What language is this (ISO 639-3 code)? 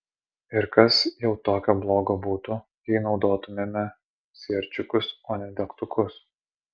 lit